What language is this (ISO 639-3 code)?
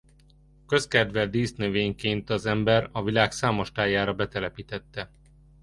hun